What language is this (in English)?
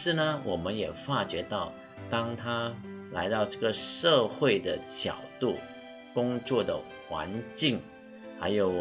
Chinese